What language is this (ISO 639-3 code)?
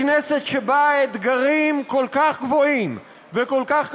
heb